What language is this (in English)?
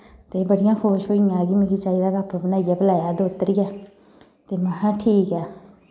Dogri